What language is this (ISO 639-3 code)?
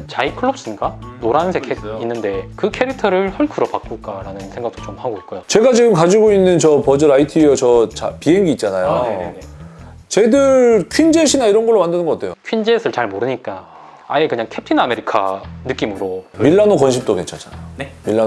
kor